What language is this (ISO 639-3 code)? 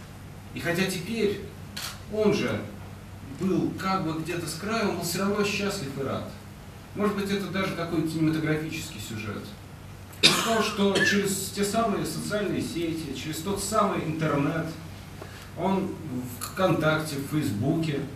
rus